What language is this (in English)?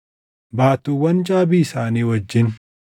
Oromo